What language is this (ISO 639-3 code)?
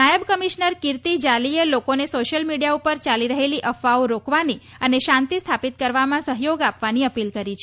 guj